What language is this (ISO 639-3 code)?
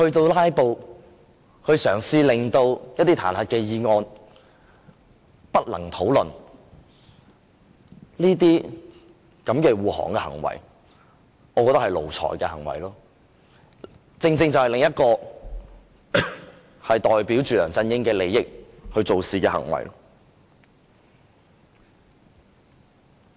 yue